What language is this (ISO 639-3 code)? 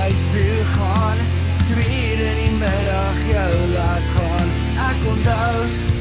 nld